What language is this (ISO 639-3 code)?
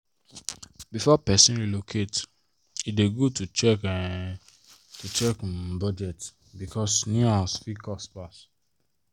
pcm